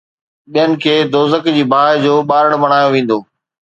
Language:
Sindhi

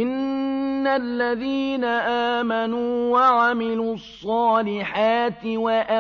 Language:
Arabic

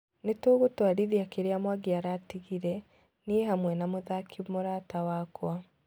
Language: Kikuyu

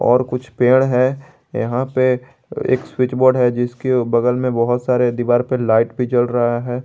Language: Hindi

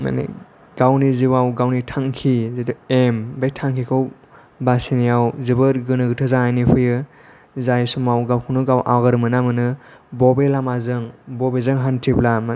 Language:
Bodo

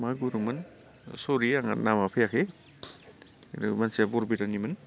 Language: Bodo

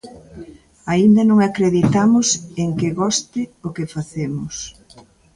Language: Galician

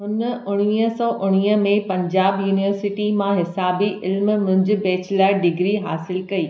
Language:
Sindhi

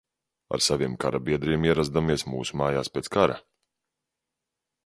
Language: Latvian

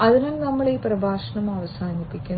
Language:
Malayalam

